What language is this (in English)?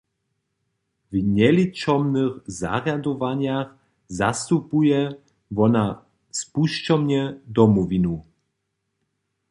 Upper Sorbian